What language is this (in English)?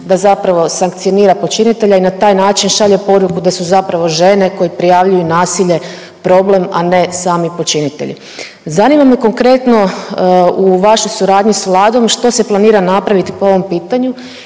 Croatian